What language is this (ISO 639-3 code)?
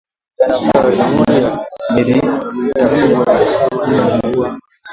swa